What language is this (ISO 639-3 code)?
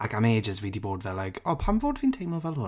cym